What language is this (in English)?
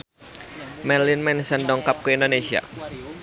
Sundanese